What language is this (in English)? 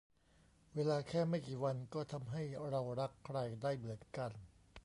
Thai